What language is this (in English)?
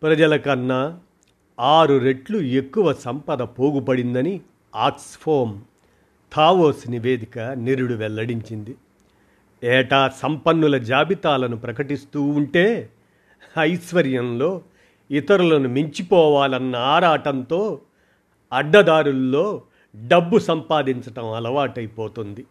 Telugu